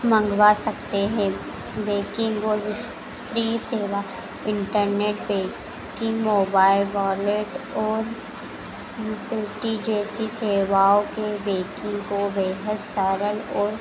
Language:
Hindi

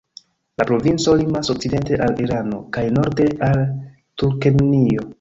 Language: Esperanto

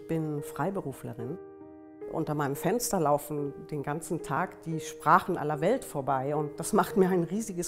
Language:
German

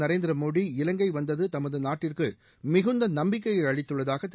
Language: Tamil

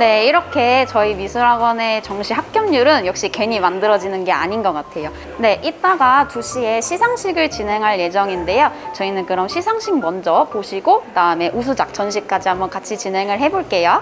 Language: Korean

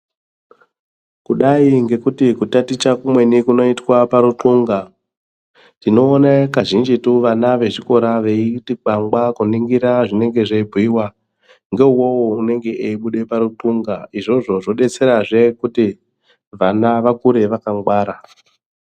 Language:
Ndau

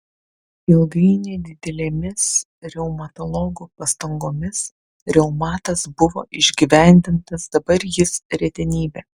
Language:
Lithuanian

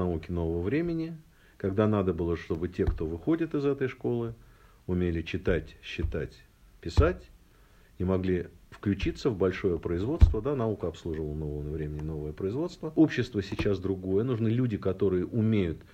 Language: Russian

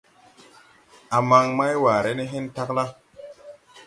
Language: Tupuri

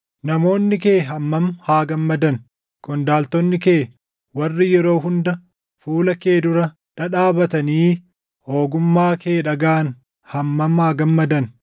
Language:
Oromo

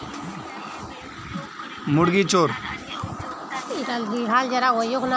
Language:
Magahi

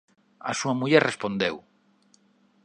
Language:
Galician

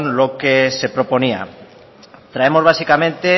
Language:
Spanish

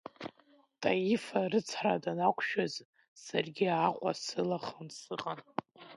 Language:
Abkhazian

